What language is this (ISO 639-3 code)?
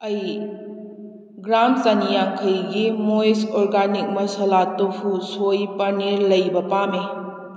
mni